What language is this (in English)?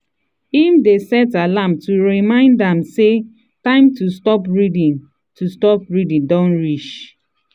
Nigerian Pidgin